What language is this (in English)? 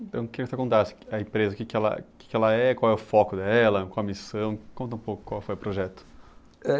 Portuguese